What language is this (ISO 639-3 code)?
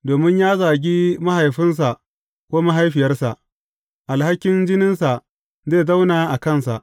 hau